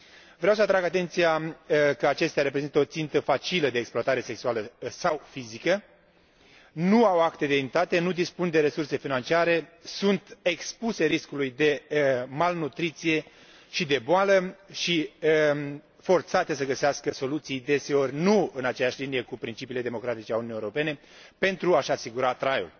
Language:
Romanian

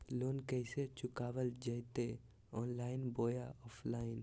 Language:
Magahi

